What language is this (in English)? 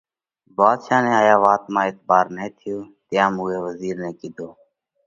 Parkari Koli